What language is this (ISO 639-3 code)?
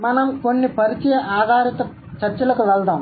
tel